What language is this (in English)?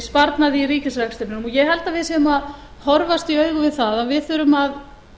Icelandic